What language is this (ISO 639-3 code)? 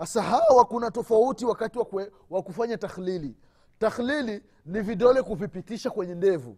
swa